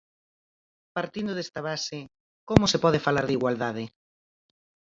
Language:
Galician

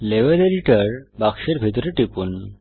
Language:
Bangla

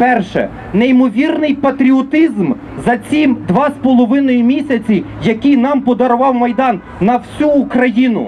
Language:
Ukrainian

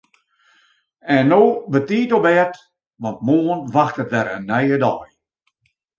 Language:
Western Frisian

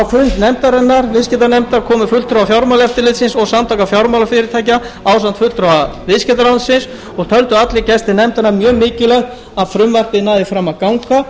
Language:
Icelandic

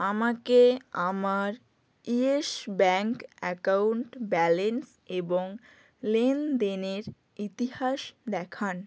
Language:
Bangla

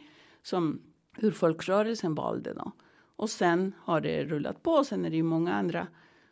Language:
Swedish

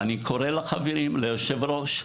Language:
Hebrew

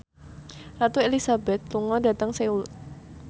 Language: Javanese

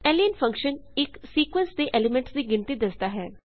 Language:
Punjabi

